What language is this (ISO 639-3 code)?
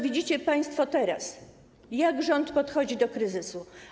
pol